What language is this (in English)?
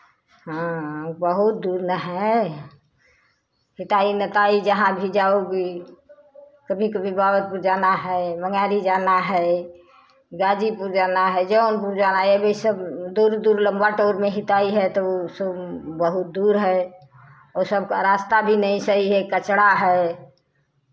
Hindi